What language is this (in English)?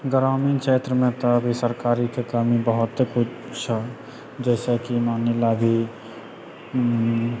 Maithili